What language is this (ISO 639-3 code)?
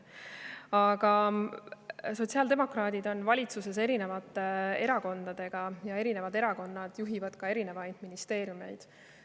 est